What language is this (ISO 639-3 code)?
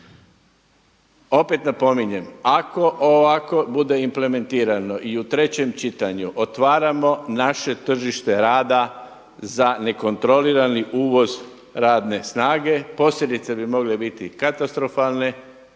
hrv